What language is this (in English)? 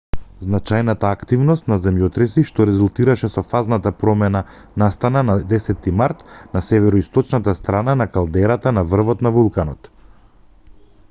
Macedonian